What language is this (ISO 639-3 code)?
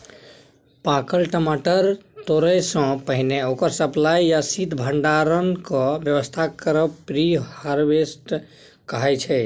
mai